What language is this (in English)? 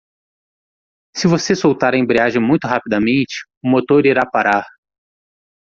Portuguese